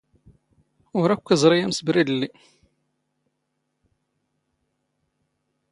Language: Standard Moroccan Tamazight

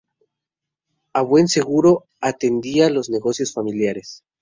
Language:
Spanish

